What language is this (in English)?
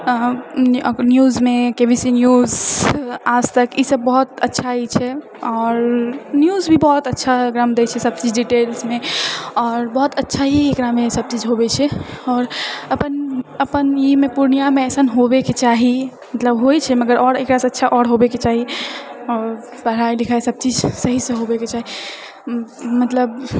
Maithili